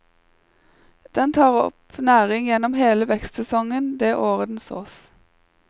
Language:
Norwegian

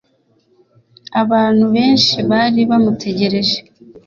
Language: Kinyarwanda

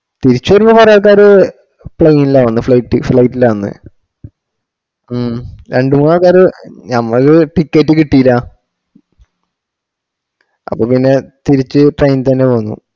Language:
Malayalam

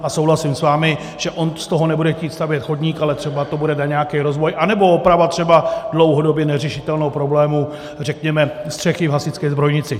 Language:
Czech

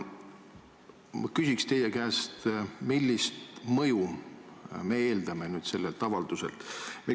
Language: Estonian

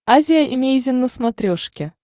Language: Russian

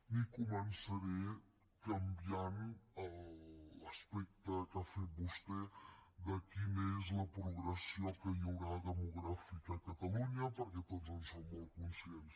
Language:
Catalan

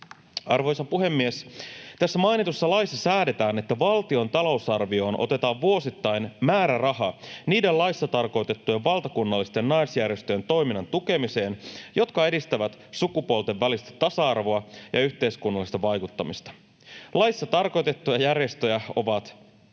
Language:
Finnish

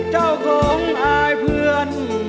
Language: Thai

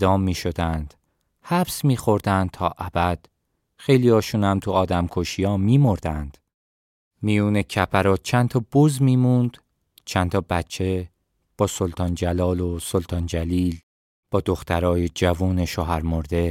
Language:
Persian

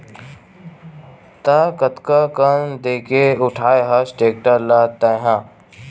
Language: Chhattisgarhi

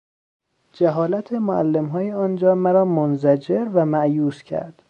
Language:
Persian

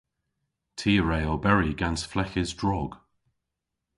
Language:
Cornish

